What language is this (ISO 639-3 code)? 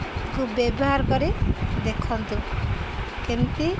ori